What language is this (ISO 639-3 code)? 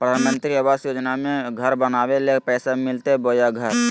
mag